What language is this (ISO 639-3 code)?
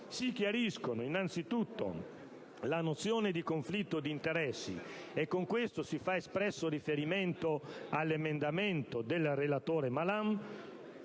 ita